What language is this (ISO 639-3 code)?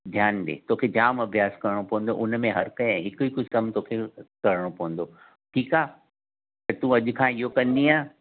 snd